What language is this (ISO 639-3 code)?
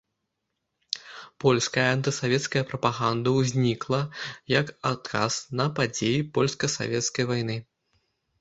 bel